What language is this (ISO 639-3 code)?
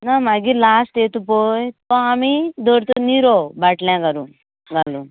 kok